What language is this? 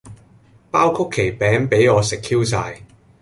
Cantonese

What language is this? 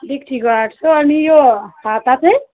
Nepali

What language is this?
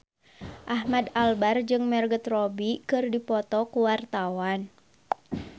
Sundanese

